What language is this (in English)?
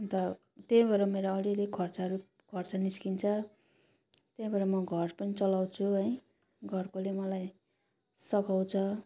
Nepali